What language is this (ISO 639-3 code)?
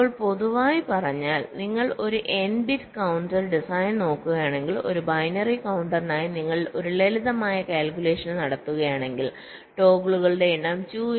mal